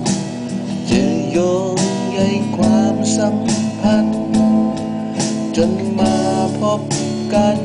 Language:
Thai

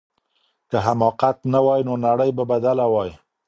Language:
Pashto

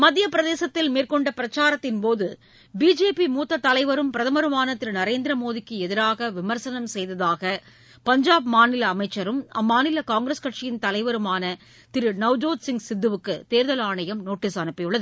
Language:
Tamil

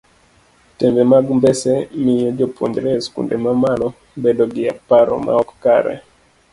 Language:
Luo (Kenya and Tanzania)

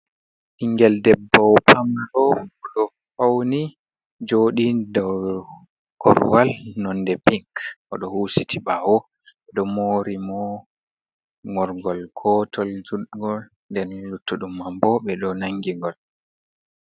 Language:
Fula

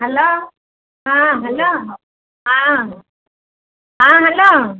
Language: Odia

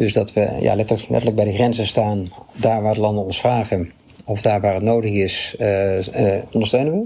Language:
Dutch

